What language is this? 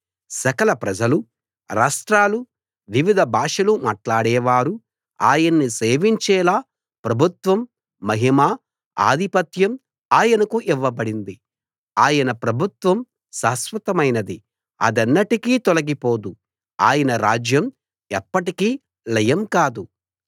Telugu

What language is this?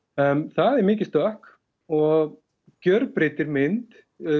Icelandic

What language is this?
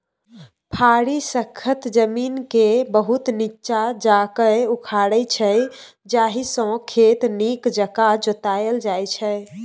Maithili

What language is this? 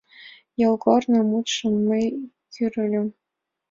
Mari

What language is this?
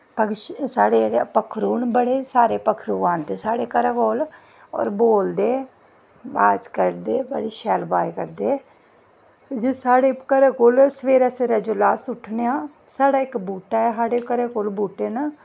Dogri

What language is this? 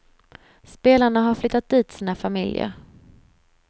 Swedish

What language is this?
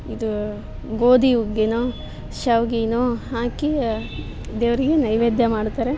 Kannada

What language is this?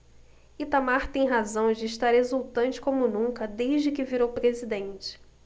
Portuguese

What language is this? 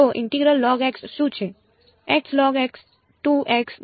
Gujarati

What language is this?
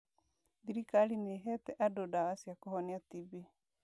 Kikuyu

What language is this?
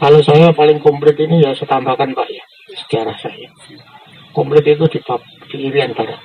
Indonesian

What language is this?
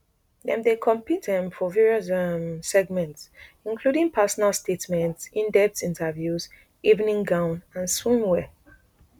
Nigerian Pidgin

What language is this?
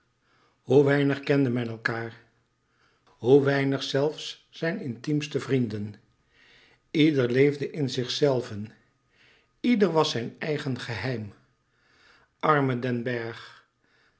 Dutch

